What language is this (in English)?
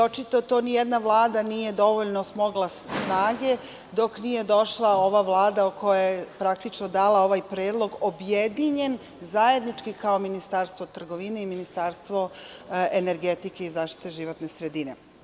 Serbian